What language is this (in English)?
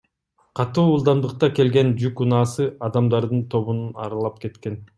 Kyrgyz